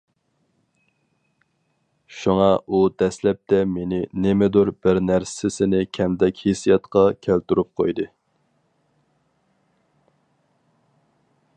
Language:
Uyghur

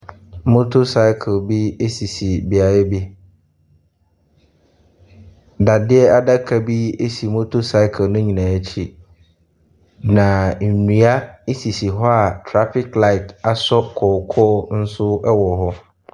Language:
Akan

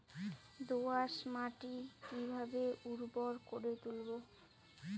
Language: Bangla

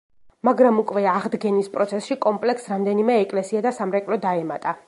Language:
Georgian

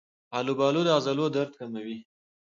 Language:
Pashto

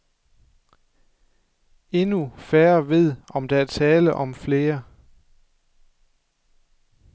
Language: Danish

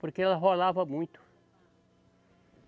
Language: Portuguese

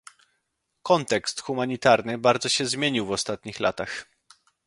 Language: Polish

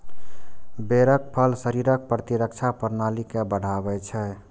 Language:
Maithili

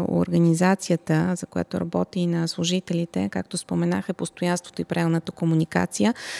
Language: Bulgarian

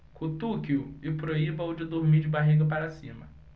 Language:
Portuguese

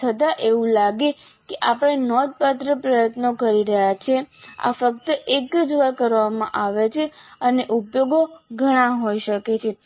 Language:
Gujarati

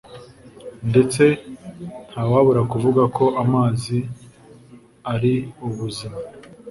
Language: Kinyarwanda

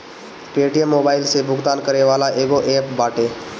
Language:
Bhojpuri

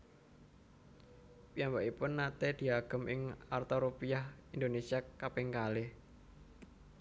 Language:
Javanese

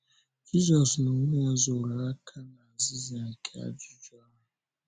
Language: Igbo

